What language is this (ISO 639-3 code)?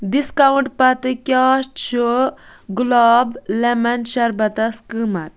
kas